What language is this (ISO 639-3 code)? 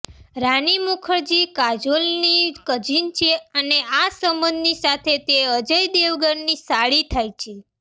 guj